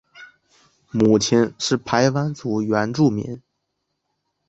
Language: Chinese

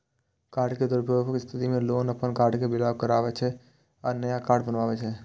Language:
Maithili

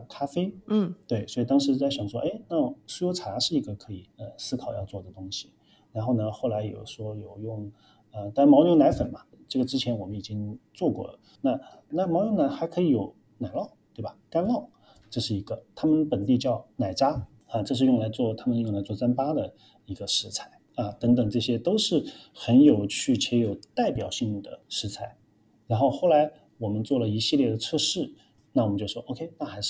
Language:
Chinese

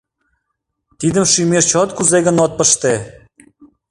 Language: Mari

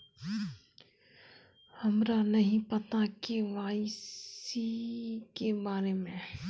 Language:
Magahi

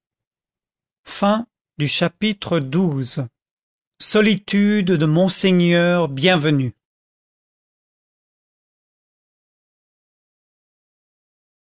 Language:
French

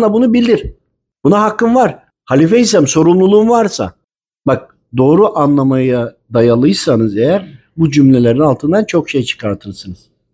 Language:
Turkish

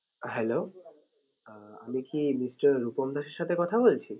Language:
Bangla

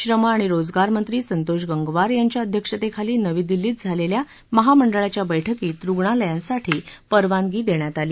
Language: Marathi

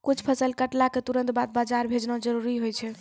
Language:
Maithili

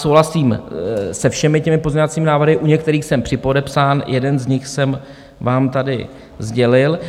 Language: Czech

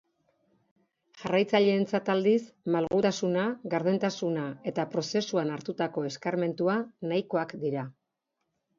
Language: Basque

